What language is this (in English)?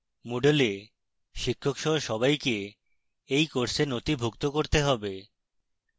Bangla